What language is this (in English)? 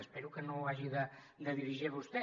Catalan